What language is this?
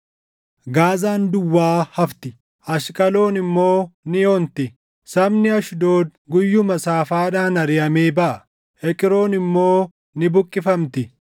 Oromo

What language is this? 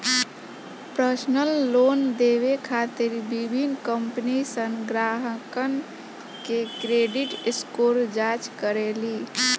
Bhojpuri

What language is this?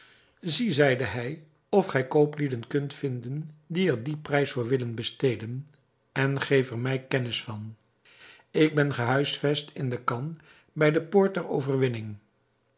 Dutch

